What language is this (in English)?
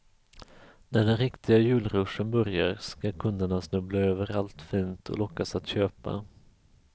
Swedish